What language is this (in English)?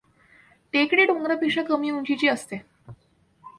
Marathi